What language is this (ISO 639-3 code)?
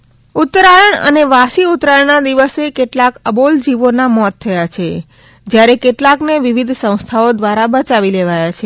guj